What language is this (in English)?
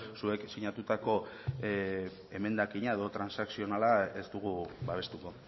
Basque